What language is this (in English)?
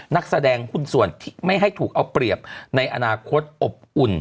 Thai